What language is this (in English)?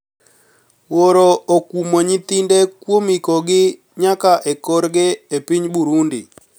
Luo (Kenya and Tanzania)